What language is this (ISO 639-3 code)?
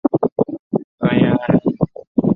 zho